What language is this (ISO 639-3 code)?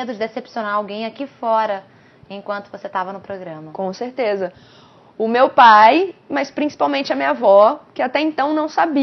por